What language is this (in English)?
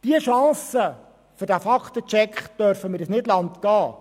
Swiss German